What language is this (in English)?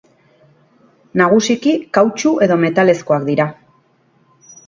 Basque